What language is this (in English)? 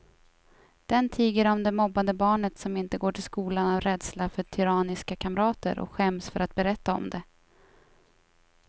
Swedish